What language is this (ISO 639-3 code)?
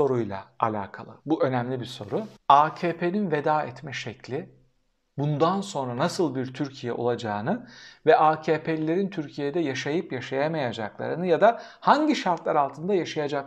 tur